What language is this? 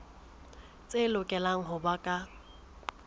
Southern Sotho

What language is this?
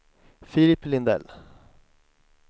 Swedish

